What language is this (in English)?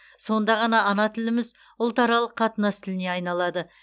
Kazakh